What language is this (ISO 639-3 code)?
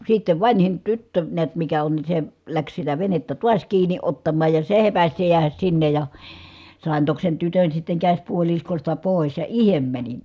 fin